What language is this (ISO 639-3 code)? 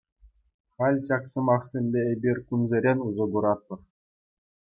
chv